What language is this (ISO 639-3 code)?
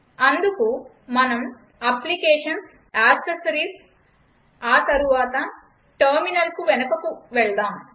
tel